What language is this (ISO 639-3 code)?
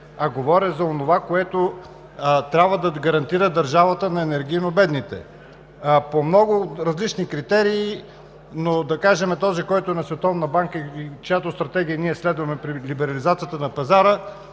bul